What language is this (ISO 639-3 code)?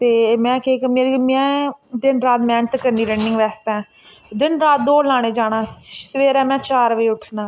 doi